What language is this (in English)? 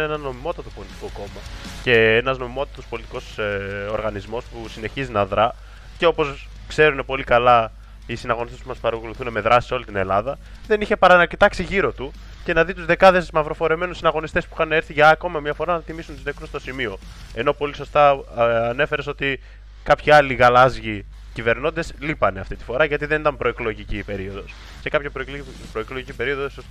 Greek